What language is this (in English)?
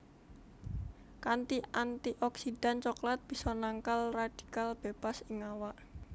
Javanese